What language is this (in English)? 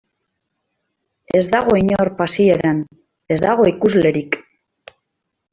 Basque